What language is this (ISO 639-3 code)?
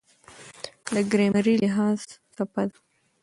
pus